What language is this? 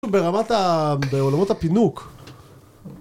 Hebrew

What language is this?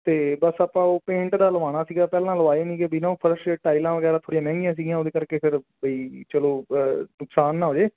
Punjabi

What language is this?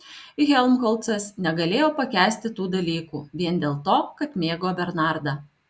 Lithuanian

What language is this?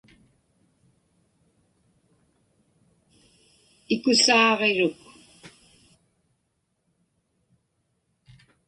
Inupiaq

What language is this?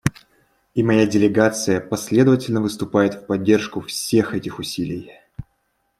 Russian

